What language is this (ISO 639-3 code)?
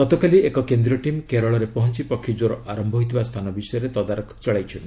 ori